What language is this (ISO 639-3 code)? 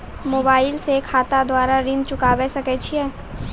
mai